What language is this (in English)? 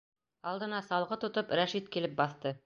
Bashkir